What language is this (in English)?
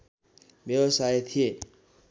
Nepali